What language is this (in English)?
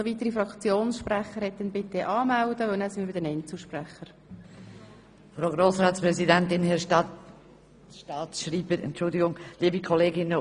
Swiss German